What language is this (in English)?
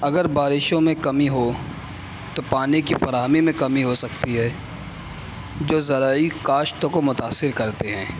Urdu